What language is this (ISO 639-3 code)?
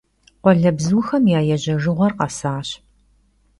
kbd